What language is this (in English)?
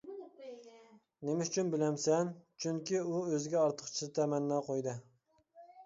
Uyghur